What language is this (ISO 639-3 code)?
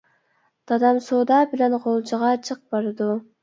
uig